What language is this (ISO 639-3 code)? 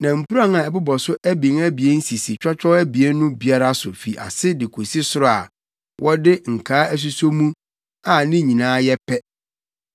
aka